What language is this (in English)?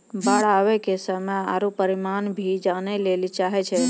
Maithili